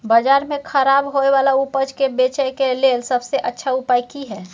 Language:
Maithili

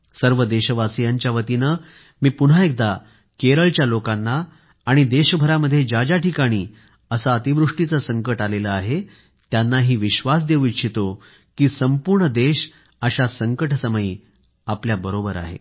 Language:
Marathi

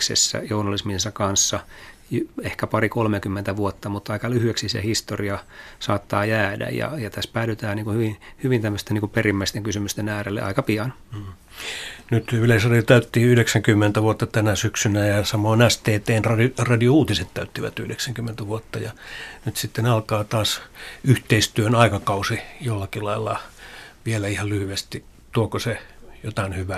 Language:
Finnish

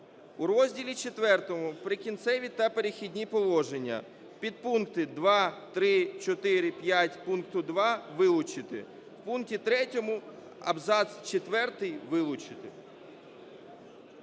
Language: Ukrainian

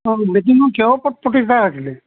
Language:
Assamese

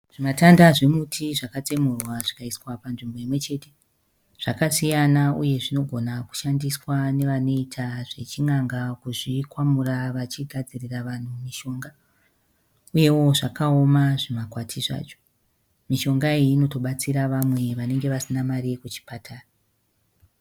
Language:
Shona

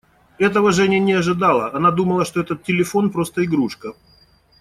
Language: Russian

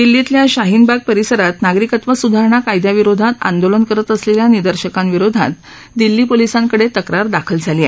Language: Marathi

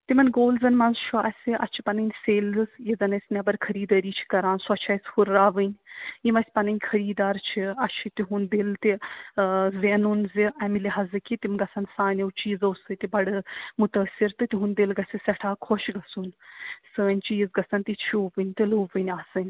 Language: Kashmiri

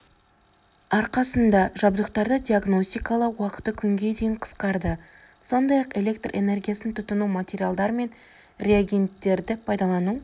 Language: Kazakh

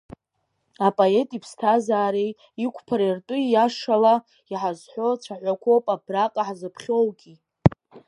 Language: Abkhazian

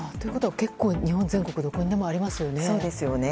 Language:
Japanese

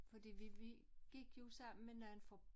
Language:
Danish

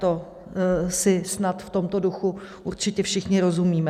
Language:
Czech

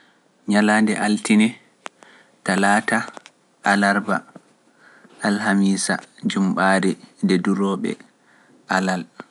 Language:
Pular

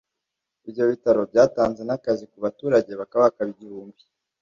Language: Kinyarwanda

